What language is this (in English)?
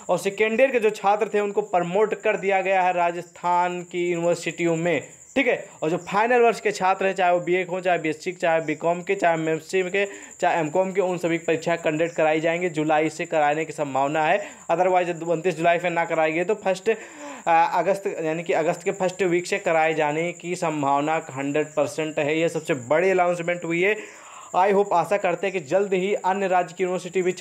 Hindi